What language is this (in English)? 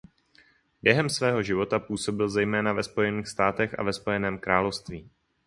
Czech